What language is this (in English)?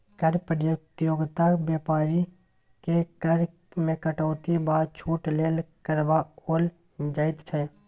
Maithili